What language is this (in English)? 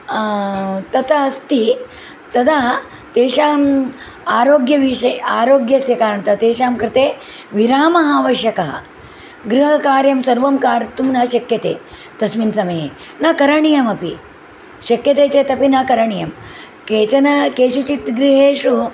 Sanskrit